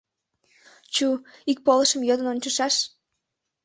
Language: Mari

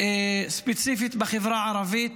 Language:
Hebrew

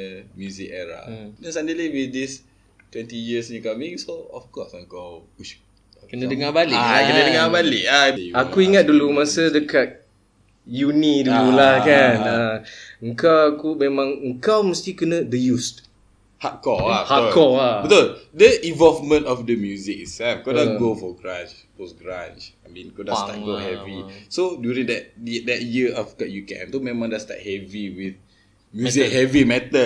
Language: Malay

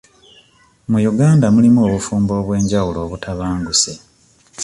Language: Ganda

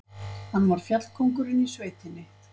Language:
Icelandic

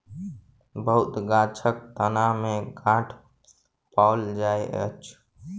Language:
Maithili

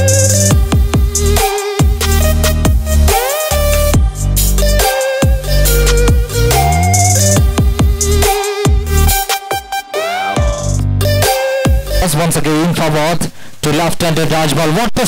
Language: Dutch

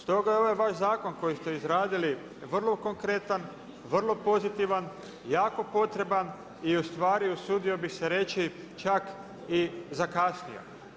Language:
Croatian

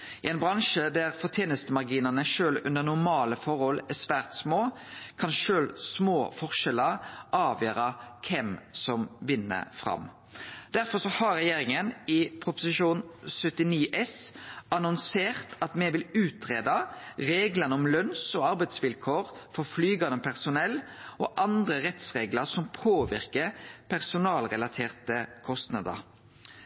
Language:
Norwegian Nynorsk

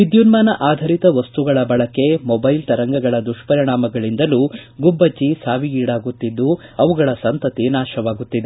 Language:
Kannada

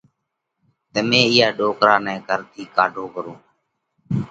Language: Parkari Koli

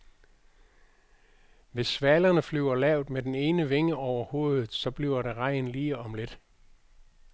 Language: Danish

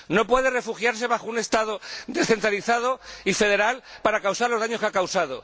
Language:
Spanish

